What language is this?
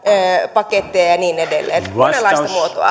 Finnish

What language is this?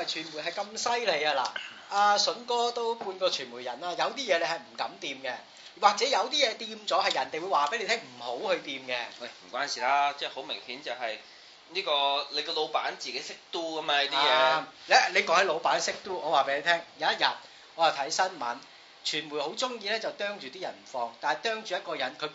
Chinese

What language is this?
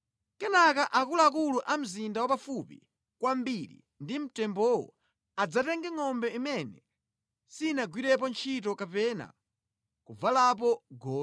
Nyanja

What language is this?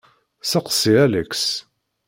Kabyle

